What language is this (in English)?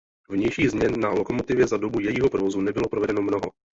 Czech